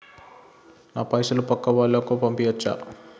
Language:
Telugu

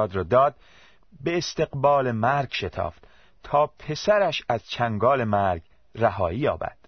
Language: Persian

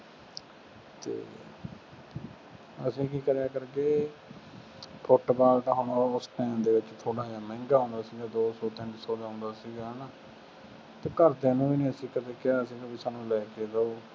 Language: Punjabi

